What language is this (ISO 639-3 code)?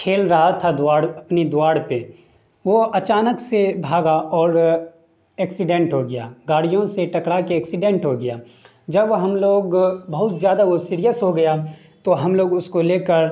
urd